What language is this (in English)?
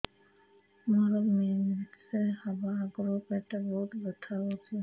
Odia